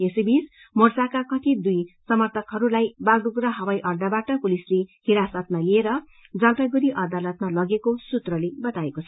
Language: Nepali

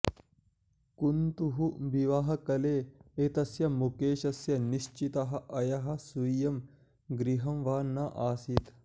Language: Sanskrit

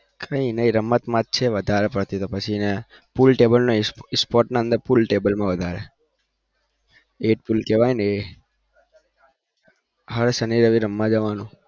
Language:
Gujarati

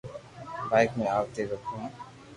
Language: Loarki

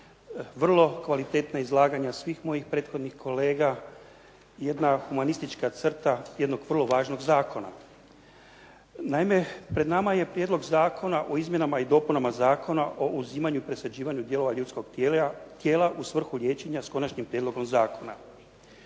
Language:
Croatian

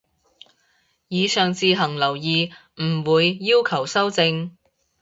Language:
Cantonese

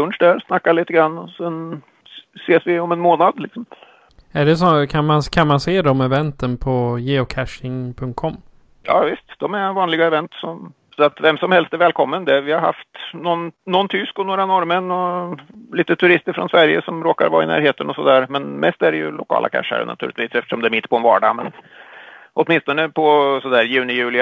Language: Swedish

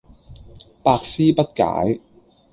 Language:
Cantonese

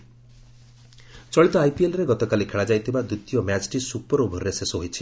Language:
Odia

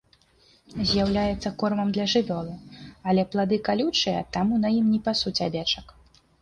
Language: Belarusian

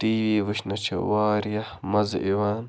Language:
Kashmiri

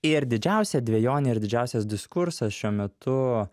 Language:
Lithuanian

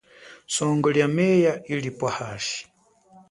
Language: Chokwe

